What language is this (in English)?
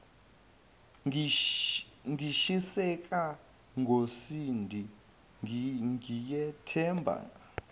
Zulu